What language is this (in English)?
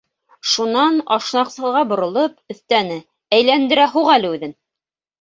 Bashkir